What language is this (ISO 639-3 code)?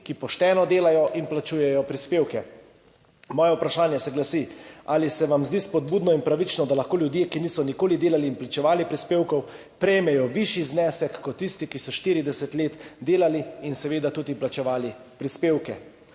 slv